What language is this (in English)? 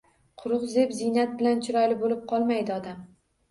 Uzbek